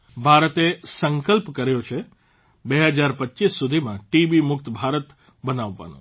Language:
Gujarati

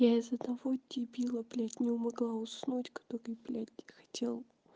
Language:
Russian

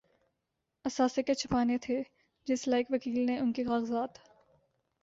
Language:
Urdu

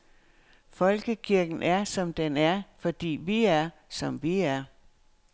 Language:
Danish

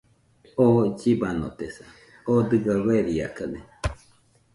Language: Nüpode Huitoto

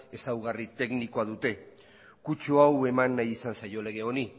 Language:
Basque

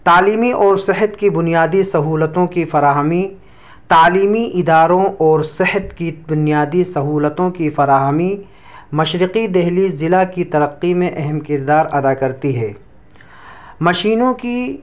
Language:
Urdu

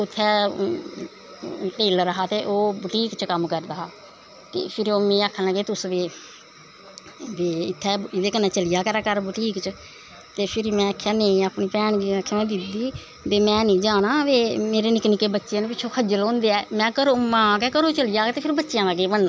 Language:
Dogri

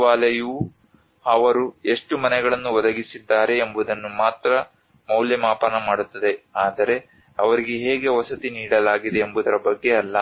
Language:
Kannada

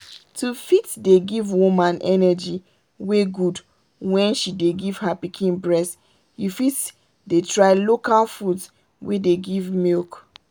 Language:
Nigerian Pidgin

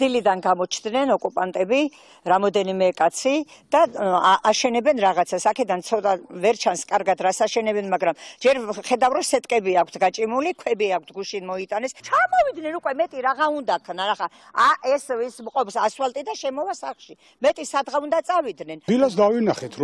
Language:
Romanian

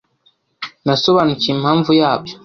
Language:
Kinyarwanda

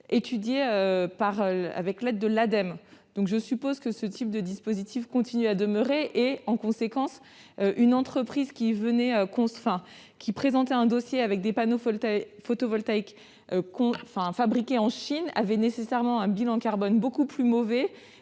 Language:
French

